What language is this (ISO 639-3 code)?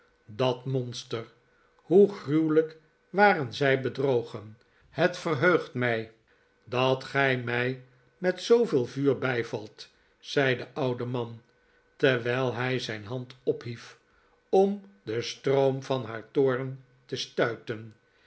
nld